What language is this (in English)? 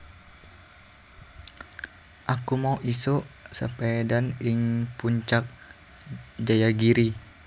Javanese